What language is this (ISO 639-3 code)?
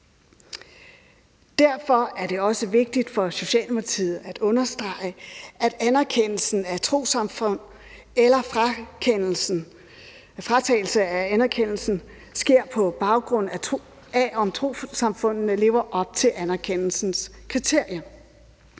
dan